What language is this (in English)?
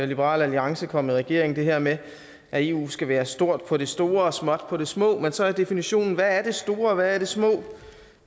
Danish